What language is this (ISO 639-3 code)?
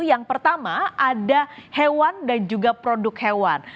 ind